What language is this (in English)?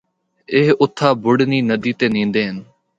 Northern Hindko